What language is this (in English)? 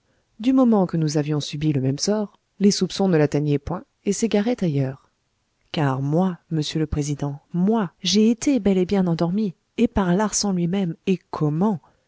French